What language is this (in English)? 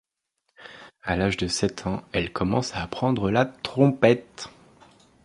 French